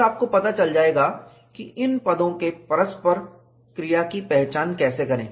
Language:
Hindi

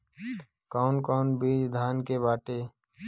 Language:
Bhojpuri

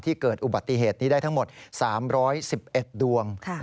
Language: Thai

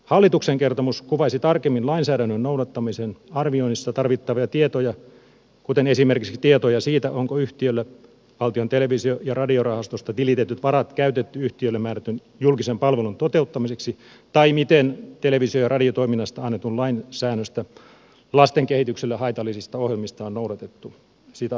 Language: Finnish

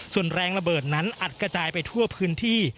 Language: Thai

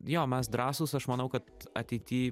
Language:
Lithuanian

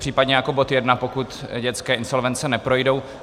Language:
Czech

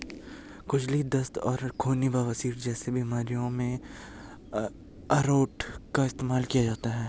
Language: Hindi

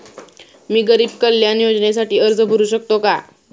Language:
Marathi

